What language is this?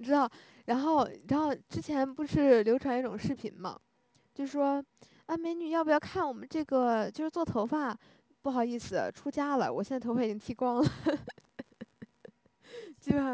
Chinese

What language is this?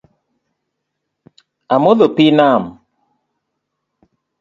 Luo (Kenya and Tanzania)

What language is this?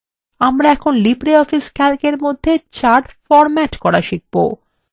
Bangla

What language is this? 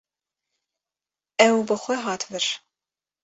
Kurdish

